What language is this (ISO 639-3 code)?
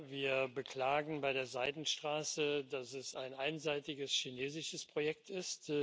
deu